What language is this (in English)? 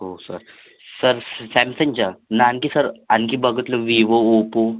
Marathi